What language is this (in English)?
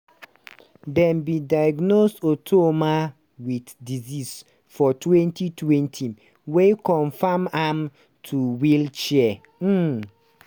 Nigerian Pidgin